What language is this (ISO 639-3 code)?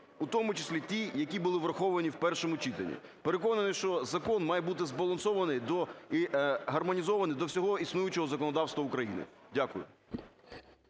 ukr